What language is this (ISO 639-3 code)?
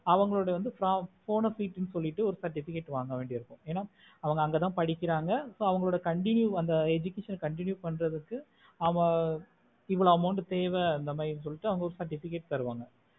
tam